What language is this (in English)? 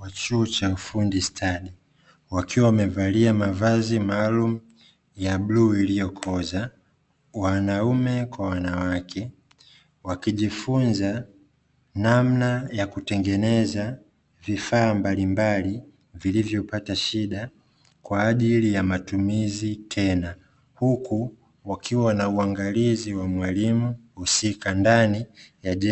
Swahili